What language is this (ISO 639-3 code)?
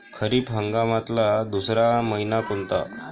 mar